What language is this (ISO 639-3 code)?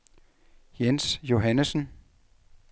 dan